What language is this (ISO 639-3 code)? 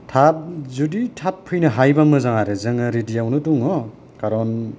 brx